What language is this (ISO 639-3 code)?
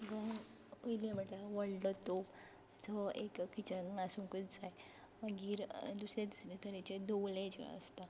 kok